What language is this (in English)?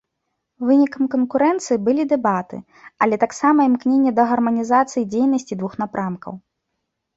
Belarusian